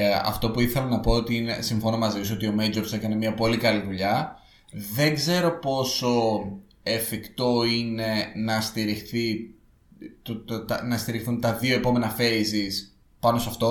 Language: Greek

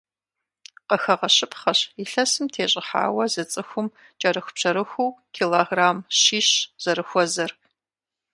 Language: Kabardian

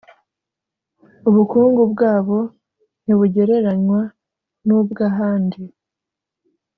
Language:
Kinyarwanda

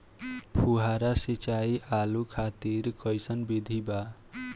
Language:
Bhojpuri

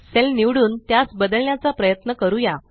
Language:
Marathi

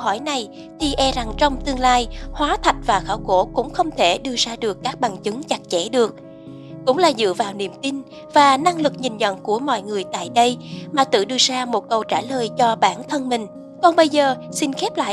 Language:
Vietnamese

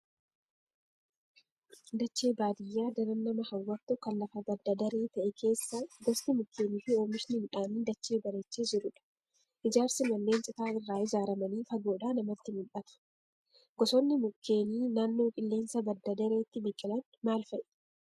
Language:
Oromo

